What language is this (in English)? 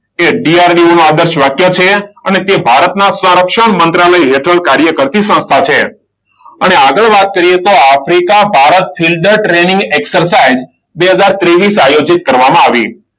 Gujarati